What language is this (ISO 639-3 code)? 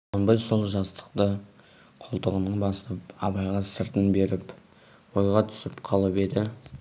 kaz